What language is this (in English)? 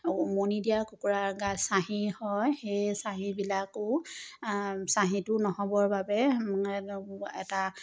Assamese